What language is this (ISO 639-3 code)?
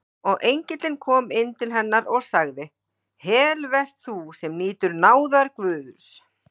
isl